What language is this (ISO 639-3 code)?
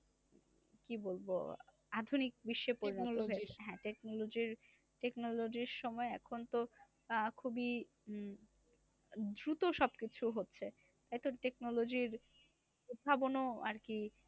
ben